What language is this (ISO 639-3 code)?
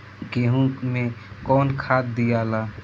bho